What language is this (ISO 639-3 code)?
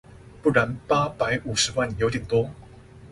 zho